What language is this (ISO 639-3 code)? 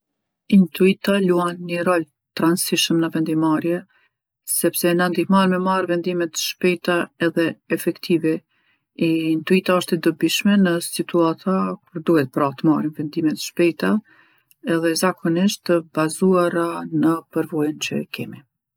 aln